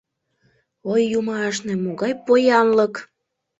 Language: Mari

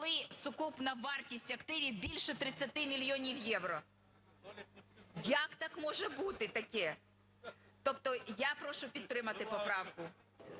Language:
Ukrainian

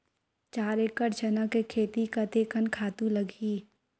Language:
Chhattisgarhi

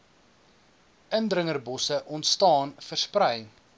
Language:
Afrikaans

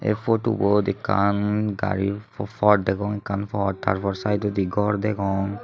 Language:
Chakma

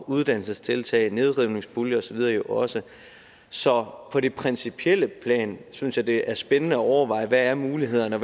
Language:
Danish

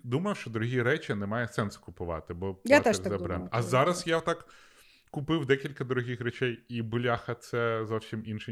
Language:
Ukrainian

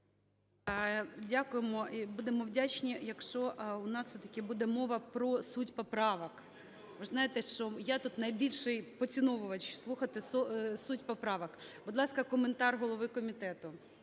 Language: Ukrainian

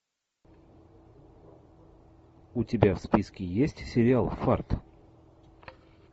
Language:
Russian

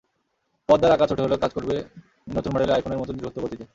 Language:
Bangla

